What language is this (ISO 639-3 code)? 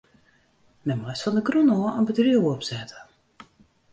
fry